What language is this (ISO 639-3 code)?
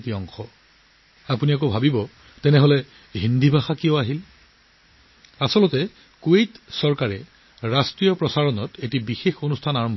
asm